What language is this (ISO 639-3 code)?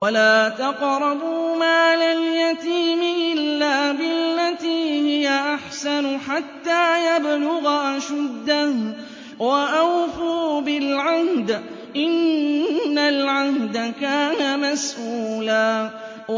ara